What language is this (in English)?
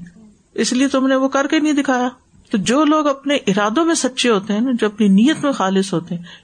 Urdu